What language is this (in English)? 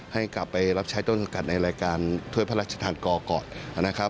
Thai